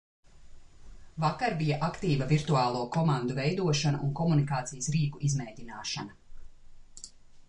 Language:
Latvian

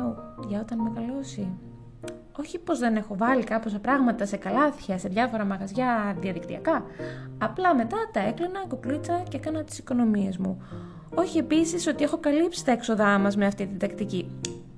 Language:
Greek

